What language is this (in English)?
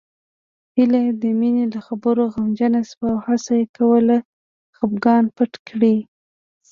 Pashto